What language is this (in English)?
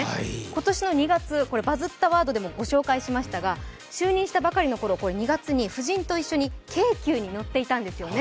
Japanese